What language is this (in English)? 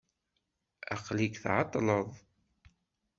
Kabyle